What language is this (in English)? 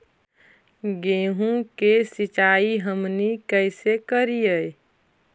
Magahi